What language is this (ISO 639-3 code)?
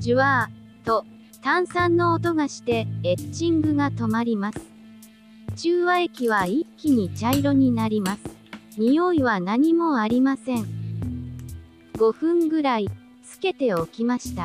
jpn